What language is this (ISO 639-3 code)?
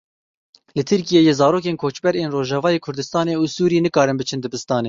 kur